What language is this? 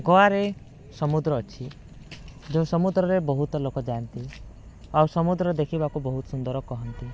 Odia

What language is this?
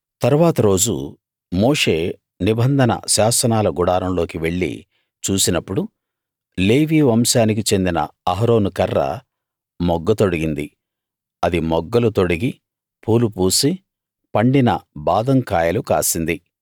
Telugu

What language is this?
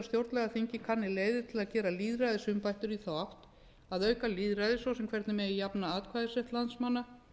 Icelandic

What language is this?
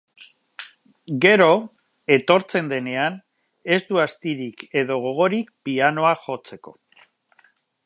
Basque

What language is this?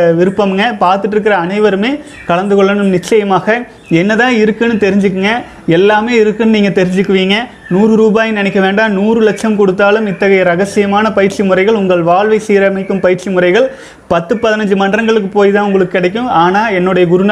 Tamil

